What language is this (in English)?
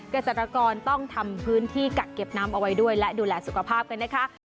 Thai